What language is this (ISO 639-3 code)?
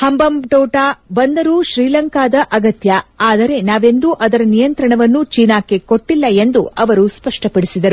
kan